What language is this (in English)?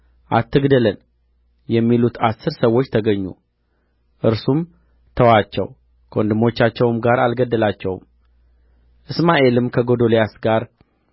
Amharic